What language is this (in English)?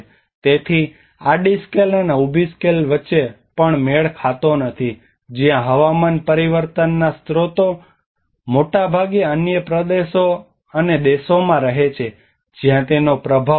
Gujarati